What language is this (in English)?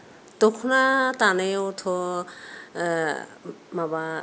Bodo